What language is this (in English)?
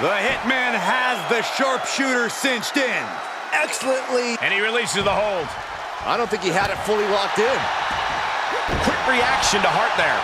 English